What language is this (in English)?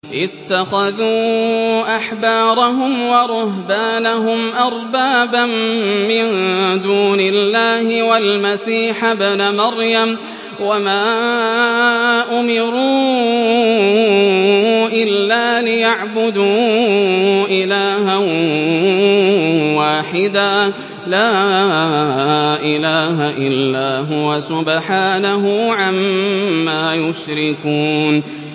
Arabic